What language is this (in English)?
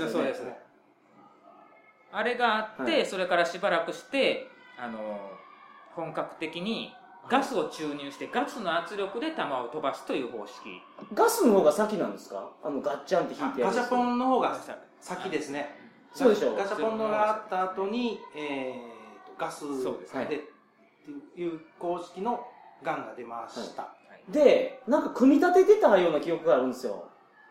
Japanese